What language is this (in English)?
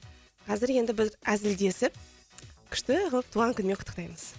Kazakh